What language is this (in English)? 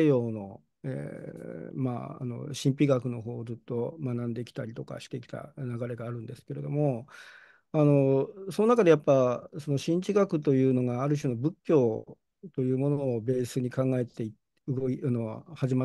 Japanese